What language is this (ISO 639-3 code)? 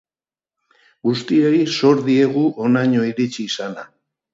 eus